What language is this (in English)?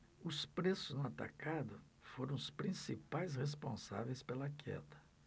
Portuguese